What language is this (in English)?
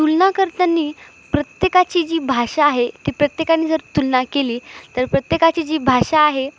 Marathi